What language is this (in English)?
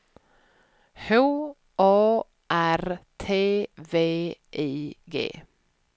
Swedish